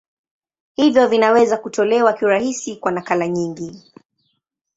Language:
Swahili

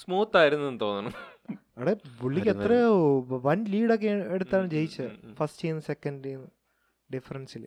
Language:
Malayalam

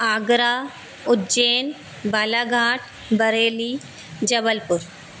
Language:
Sindhi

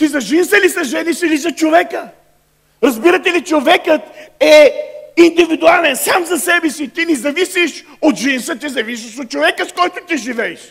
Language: Bulgarian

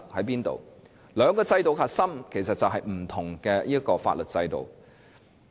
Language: Cantonese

